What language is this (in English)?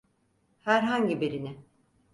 Turkish